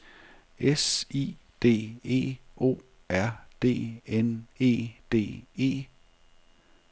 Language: Danish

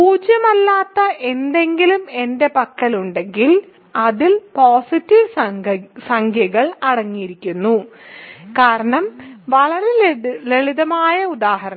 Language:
Malayalam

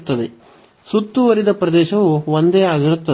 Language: Kannada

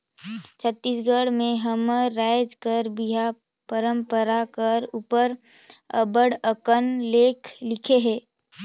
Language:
Chhattisgarhi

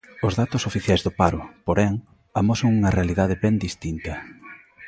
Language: Galician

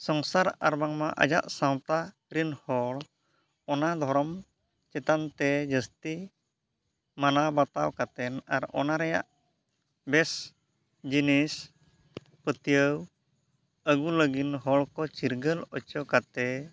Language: Santali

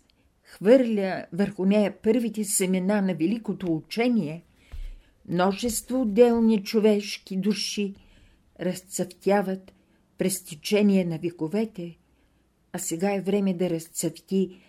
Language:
Bulgarian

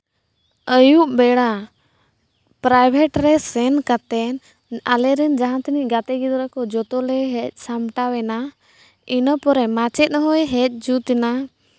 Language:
Santali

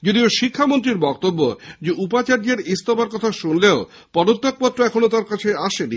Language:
Bangla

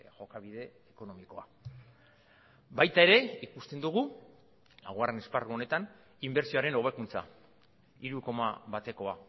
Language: Basque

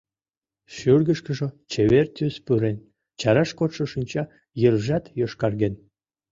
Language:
Mari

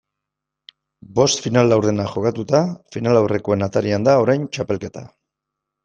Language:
Basque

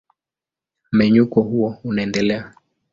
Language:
Swahili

